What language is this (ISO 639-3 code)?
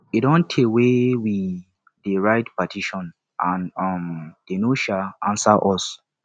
pcm